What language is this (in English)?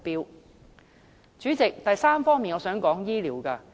Cantonese